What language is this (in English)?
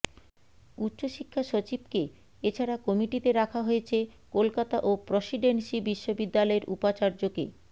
Bangla